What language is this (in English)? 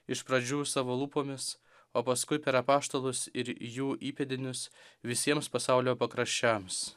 Lithuanian